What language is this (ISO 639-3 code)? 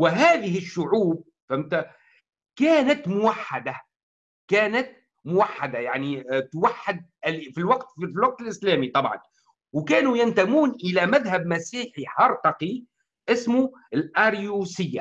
ara